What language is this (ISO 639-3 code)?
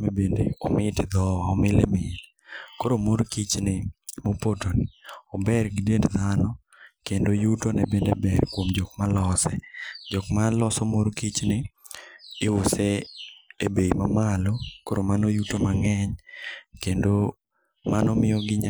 luo